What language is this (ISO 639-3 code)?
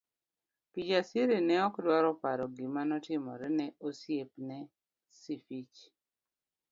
luo